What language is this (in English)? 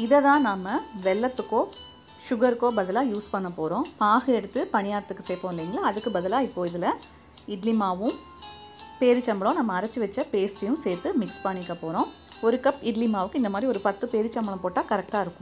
Hindi